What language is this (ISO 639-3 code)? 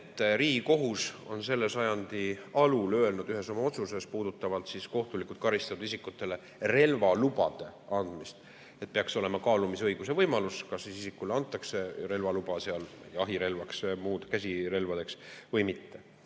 est